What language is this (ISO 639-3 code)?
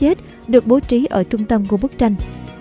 vie